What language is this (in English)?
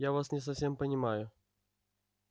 Russian